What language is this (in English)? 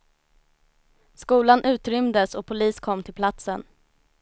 Swedish